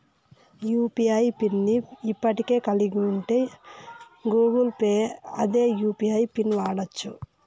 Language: Telugu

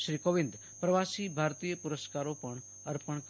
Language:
Gujarati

